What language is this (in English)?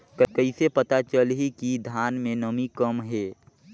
Chhattisgarhi